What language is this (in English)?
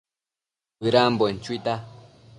Matsés